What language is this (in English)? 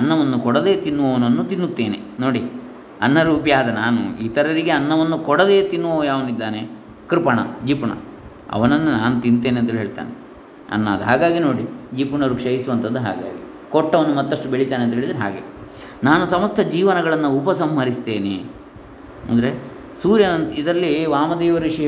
Kannada